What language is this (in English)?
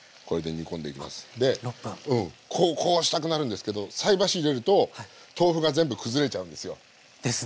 Japanese